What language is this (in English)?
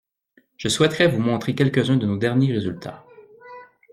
French